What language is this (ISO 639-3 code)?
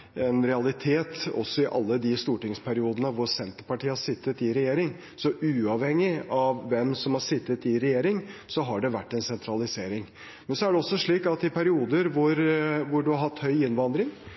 nob